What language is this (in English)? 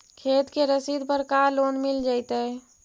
Magahi